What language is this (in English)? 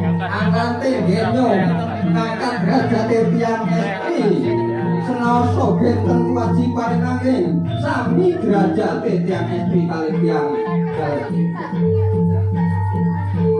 Indonesian